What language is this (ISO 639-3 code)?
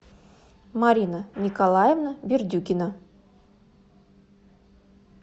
rus